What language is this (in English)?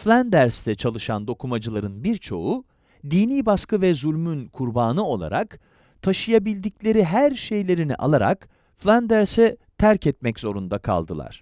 Turkish